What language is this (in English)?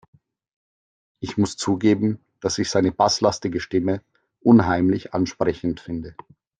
German